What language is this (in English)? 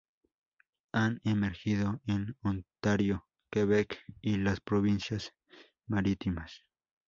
Spanish